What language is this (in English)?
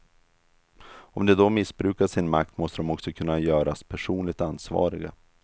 Swedish